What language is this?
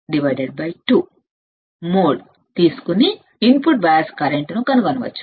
Telugu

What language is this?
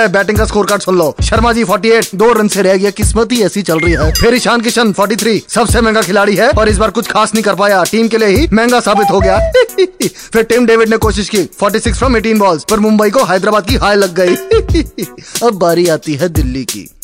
Hindi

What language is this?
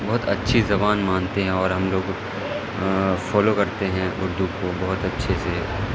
Urdu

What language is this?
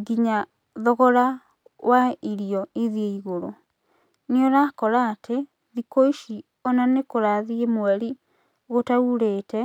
Kikuyu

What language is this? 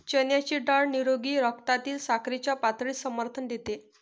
Marathi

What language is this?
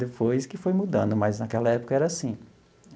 Portuguese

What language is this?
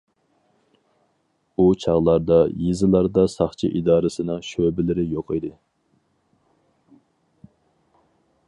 Uyghur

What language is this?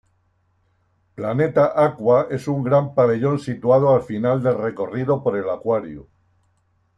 Spanish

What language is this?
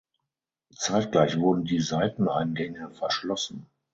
German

